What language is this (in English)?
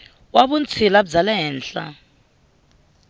Tsonga